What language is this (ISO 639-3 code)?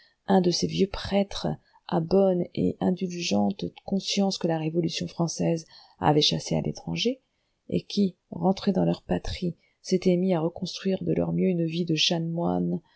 fra